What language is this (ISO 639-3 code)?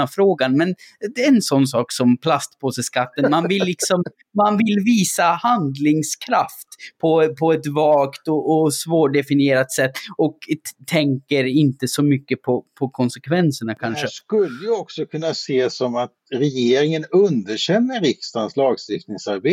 swe